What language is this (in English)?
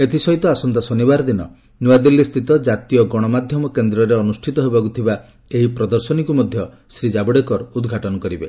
Odia